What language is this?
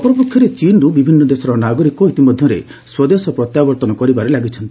Odia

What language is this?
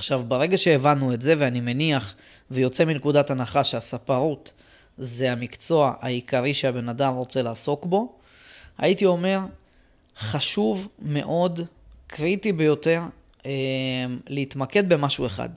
Hebrew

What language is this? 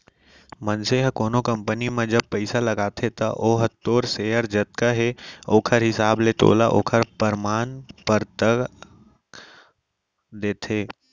Chhattisgarhi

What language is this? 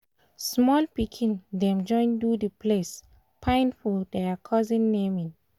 Nigerian Pidgin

